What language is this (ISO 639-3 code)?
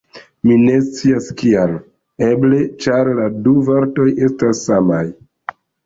epo